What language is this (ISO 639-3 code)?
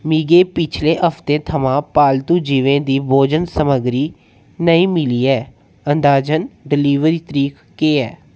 doi